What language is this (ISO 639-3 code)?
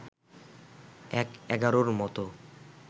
ben